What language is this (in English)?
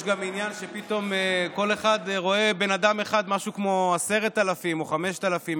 Hebrew